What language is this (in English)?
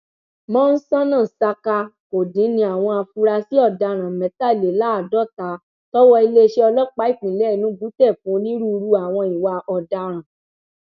Yoruba